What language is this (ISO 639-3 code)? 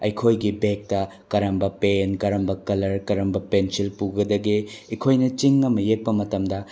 mni